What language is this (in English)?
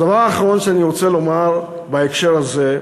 Hebrew